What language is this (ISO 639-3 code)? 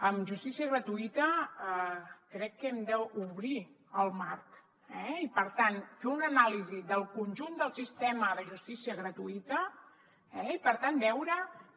cat